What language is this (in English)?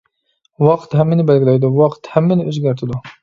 Uyghur